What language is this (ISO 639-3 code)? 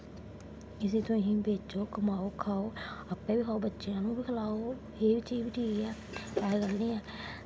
doi